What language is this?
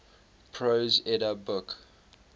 English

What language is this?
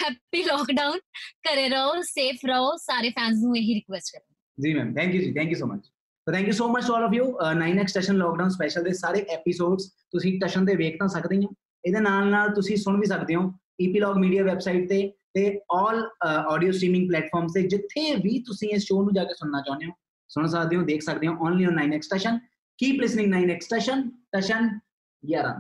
Punjabi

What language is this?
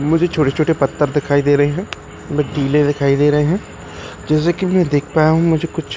Hindi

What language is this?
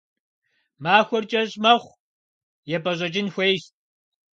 Kabardian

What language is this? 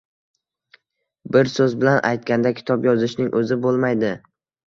Uzbek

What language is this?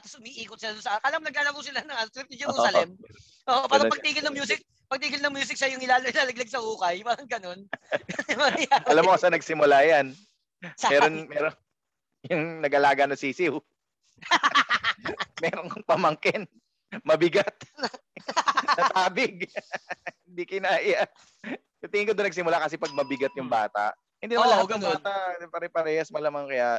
Filipino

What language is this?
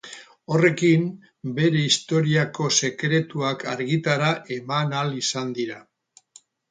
Basque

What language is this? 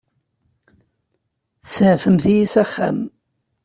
Kabyle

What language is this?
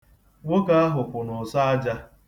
Igbo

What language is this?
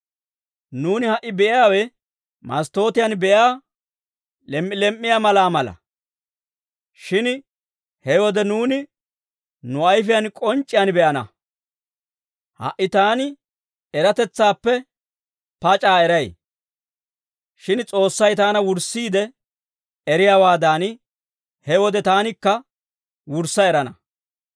Dawro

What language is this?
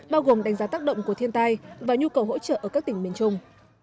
Vietnamese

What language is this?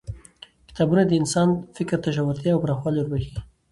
Pashto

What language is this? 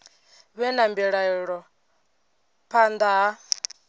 Venda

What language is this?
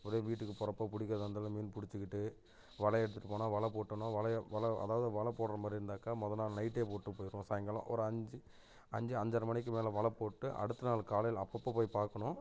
Tamil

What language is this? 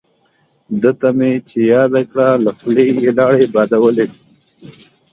Pashto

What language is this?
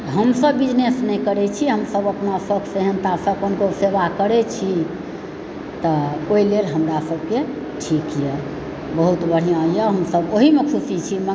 Maithili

